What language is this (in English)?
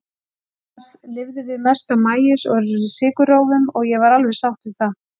Icelandic